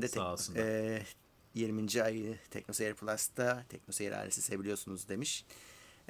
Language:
Turkish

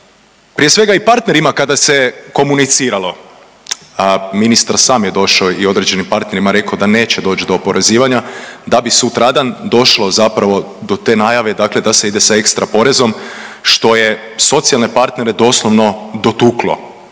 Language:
Croatian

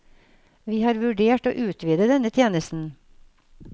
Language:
Norwegian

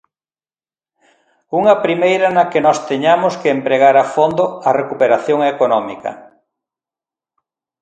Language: Galician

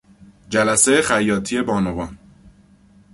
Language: Persian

